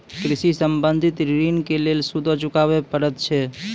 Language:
Maithili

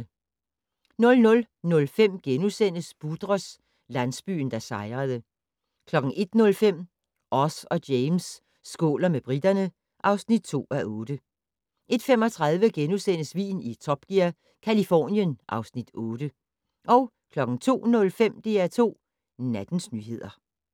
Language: Danish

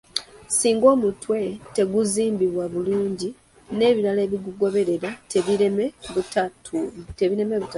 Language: Ganda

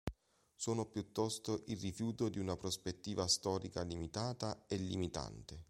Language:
Italian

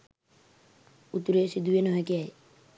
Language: Sinhala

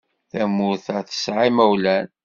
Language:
Kabyle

